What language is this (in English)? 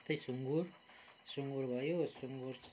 Nepali